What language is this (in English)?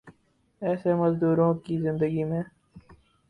Urdu